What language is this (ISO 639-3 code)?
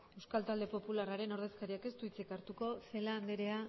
eus